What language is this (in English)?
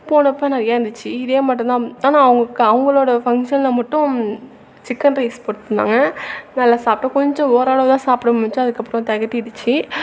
Tamil